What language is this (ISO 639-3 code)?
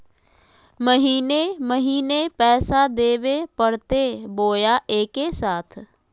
mag